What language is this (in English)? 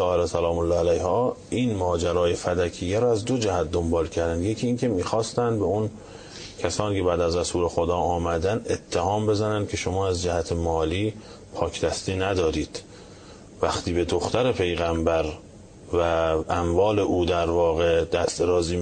Persian